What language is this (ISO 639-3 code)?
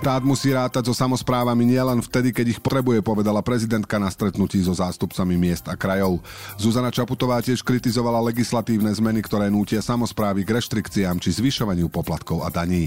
slk